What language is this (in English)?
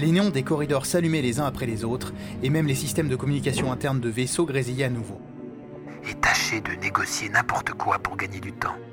French